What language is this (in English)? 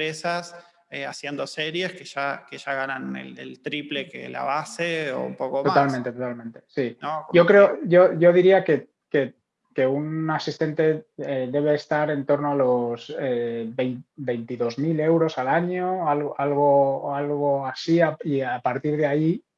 Spanish